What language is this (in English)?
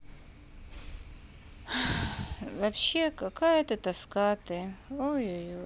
Russian